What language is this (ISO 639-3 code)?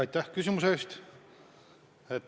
est